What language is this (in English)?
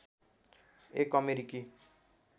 Nepali